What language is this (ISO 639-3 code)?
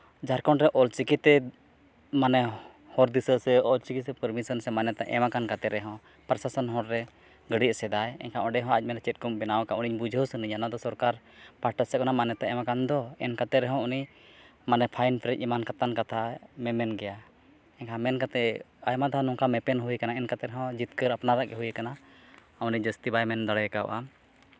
sat